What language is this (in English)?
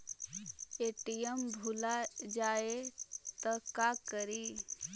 Magahi